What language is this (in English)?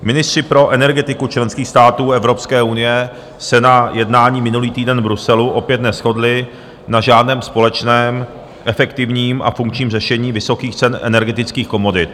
Czech